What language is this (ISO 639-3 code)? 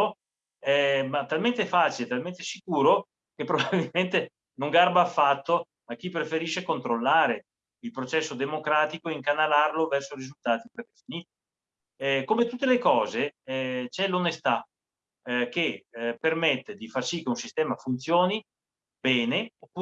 ita